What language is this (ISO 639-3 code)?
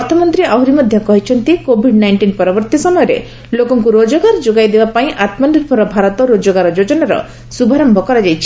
ori